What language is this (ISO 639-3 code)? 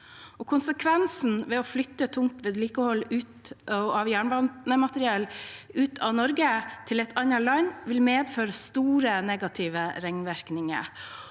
nor